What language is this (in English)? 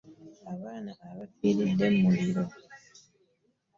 Ganda